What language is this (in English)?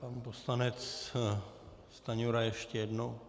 Czech